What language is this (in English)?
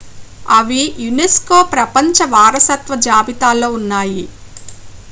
Telugu